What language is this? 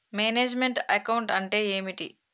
Telugu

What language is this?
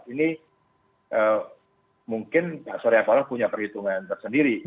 Indonesian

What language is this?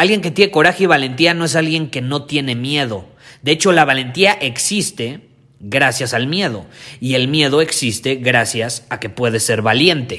Spanish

